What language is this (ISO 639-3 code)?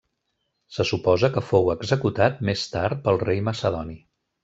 cat